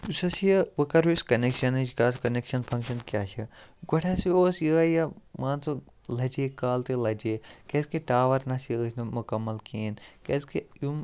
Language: Kashmiri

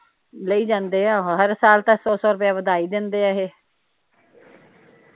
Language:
Punjabi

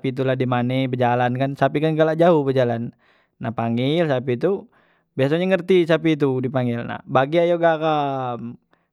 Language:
Musi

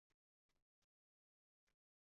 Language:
Uzbek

